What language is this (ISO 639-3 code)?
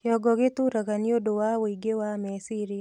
kik